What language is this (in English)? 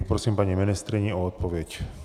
Czech